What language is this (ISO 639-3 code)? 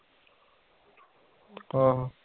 pan